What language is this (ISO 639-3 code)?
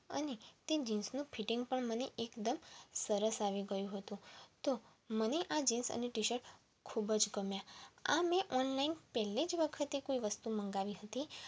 guj